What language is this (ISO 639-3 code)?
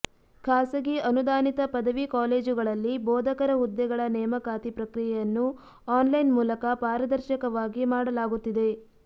kan